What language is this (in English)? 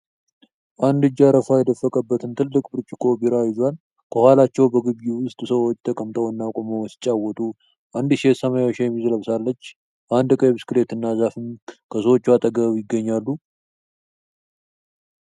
Amharic